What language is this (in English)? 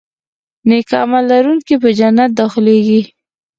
Pashto